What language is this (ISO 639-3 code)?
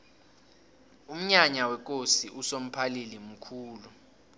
nbl